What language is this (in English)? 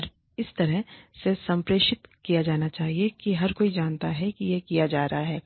Hindi